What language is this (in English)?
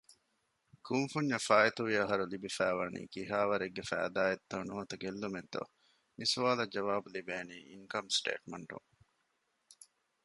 Divehi